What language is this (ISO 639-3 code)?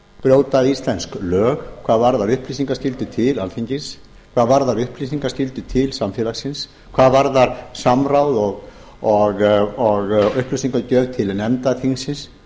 isl